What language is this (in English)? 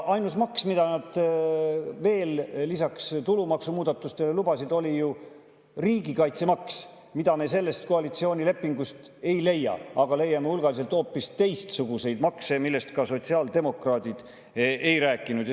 Estonian